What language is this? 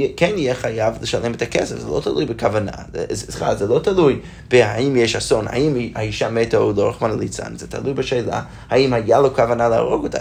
Hebrew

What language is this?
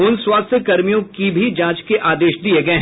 Hindi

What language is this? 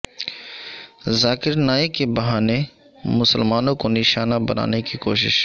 Urdu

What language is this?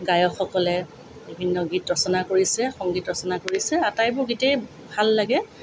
Assamese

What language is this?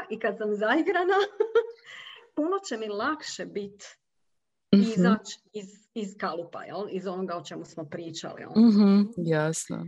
Croatian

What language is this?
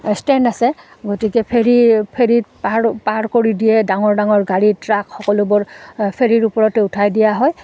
Assamese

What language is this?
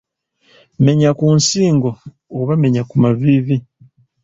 Ganda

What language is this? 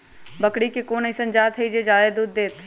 Magahi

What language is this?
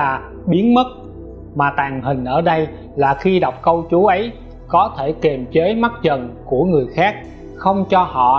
Vietnamese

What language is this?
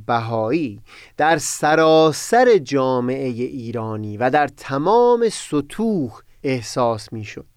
Persian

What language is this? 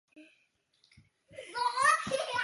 Chinese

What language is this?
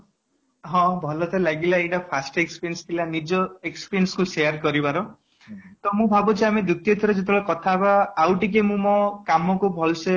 Odia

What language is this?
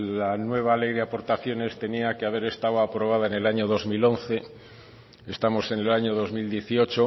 Spanish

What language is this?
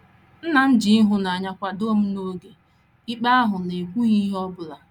Igbo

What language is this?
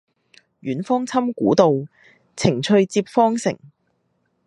Cantonese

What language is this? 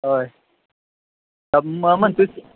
Marathi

